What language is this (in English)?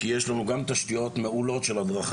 Hebrew